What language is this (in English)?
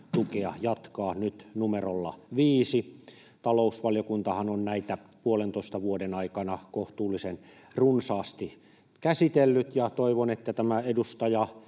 Finnish